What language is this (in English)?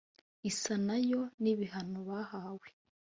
Kinyarwanda